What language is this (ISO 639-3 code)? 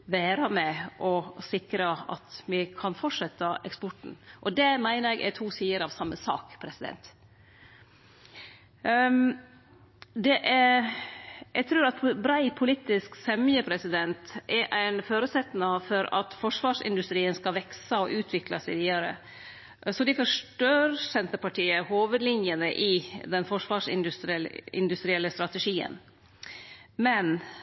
nno